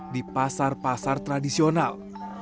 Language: Indonesian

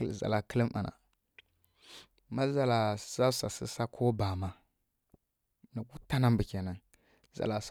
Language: Kirya-Konzəl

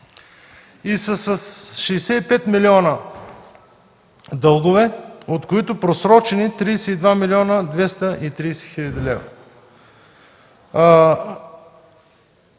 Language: Bulgarian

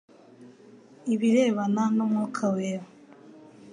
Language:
Kinyarwanda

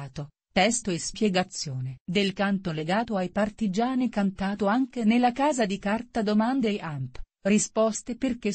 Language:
Italian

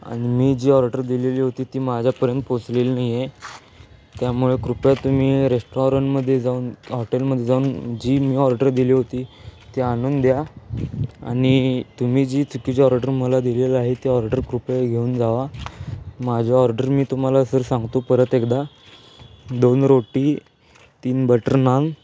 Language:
Marathi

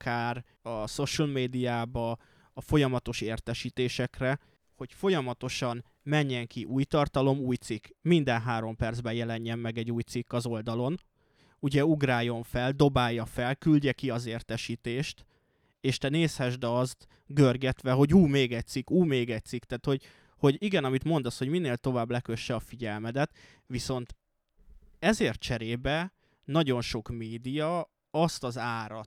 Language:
Hungarian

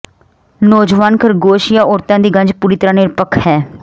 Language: Punjabi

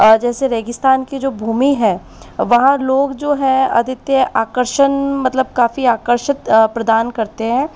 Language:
Hindi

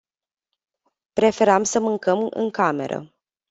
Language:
Romanian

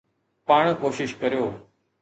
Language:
Sindhi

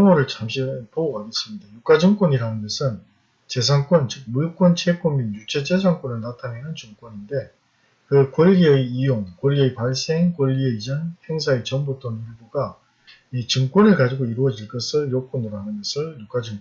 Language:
Korean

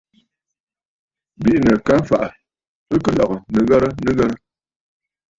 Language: Bafut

